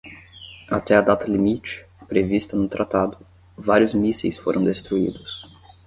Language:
Portuguese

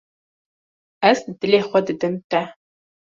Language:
Kurdish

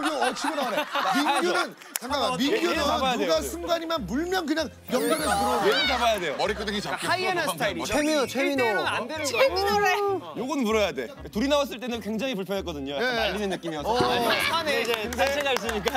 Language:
Korean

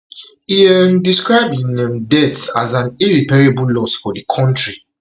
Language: Nigerian Pidgin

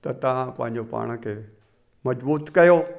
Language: Sindhi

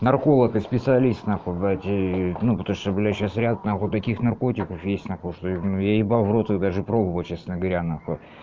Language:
Russian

